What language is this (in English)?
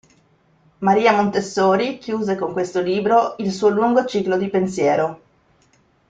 Italian